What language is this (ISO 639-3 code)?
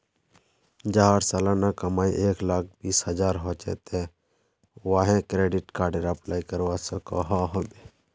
mag